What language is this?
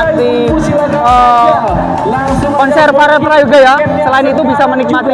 Indonesian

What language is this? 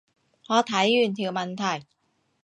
Cantonese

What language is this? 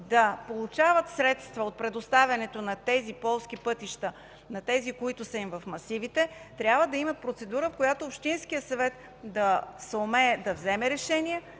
Bulgarian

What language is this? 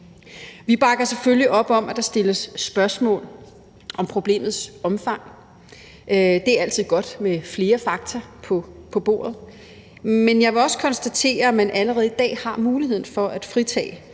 Danish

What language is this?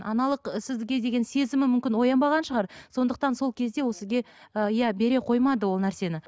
Kazakh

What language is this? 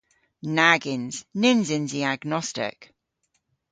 Cornish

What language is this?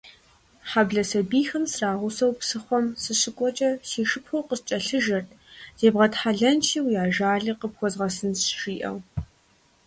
Kabardian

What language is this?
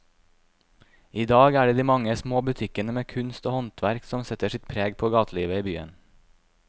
Norwegian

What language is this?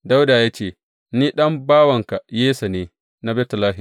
Hausa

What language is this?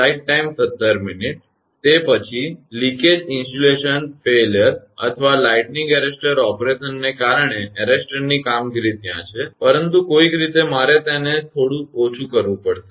Gujarati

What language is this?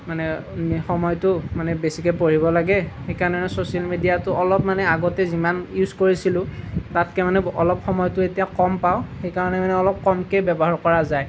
Assamese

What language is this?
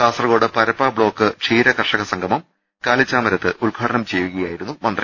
Malayalam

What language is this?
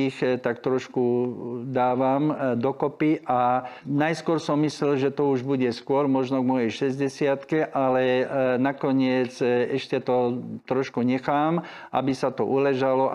Slovak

